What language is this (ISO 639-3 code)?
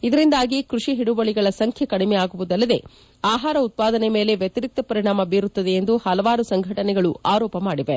kan